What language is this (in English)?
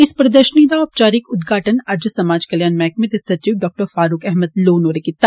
Dogri